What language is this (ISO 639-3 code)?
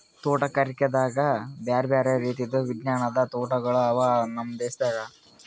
kan